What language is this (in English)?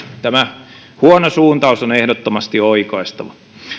Finnish